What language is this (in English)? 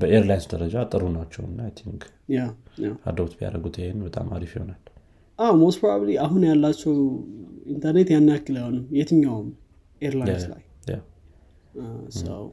Amharic